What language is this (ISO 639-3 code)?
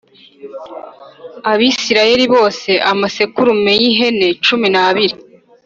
kin